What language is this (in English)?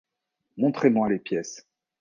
French